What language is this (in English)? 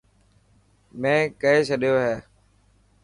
Dhatki